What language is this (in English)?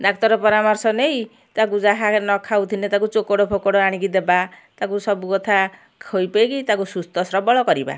Odia